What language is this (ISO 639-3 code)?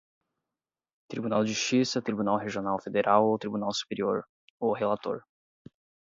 por